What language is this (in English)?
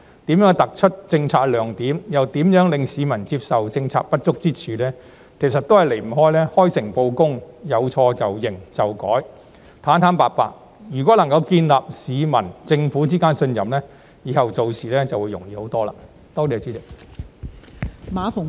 Cantonese